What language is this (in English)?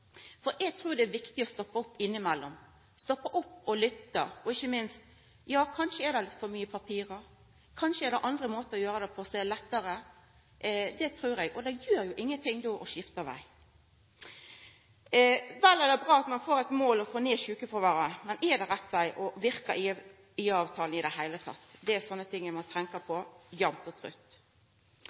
Norwegian Nynorsk